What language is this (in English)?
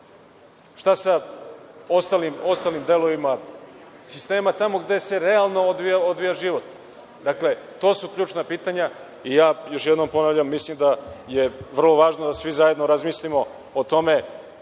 Serbian